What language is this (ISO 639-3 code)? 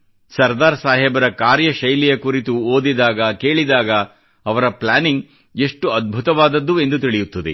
kan